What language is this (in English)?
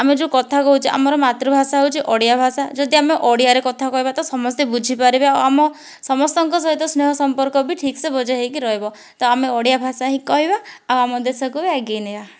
Odia